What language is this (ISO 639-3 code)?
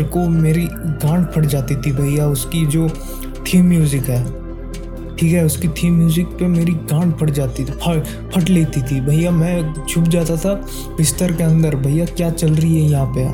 hin